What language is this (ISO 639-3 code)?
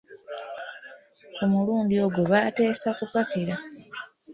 lug